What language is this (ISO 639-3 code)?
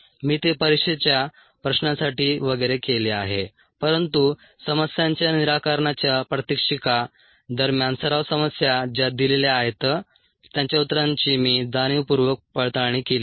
mar